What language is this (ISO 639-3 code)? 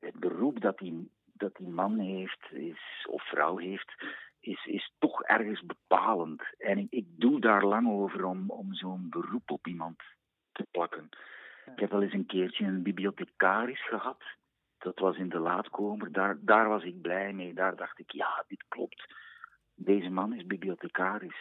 nld